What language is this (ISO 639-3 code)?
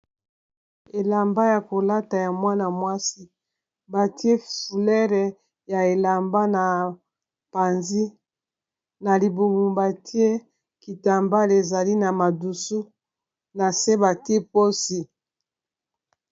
lin